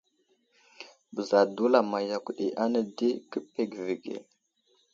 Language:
Wuzlam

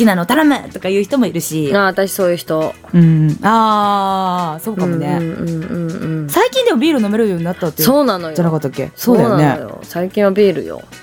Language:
Japanese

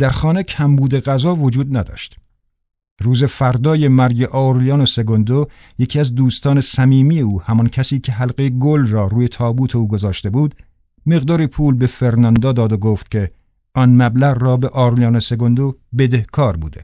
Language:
Persian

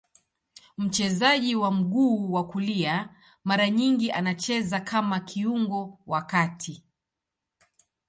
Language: Swahili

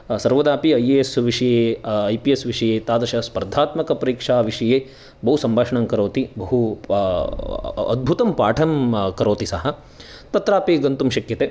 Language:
Sanskrit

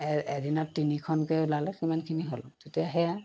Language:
Assamese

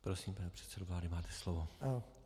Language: Czech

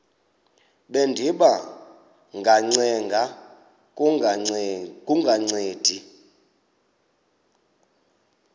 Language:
Xhosa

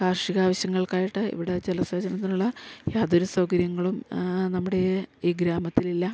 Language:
Malayalam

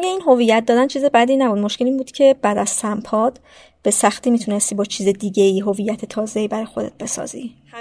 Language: Persian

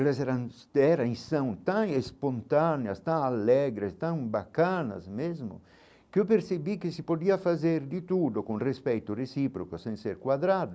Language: Portuguese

